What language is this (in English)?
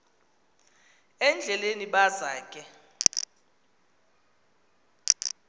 Xhosa